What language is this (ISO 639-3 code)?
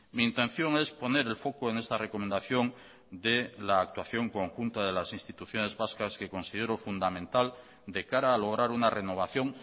spa